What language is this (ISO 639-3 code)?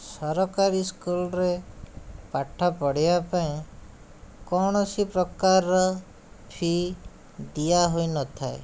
ori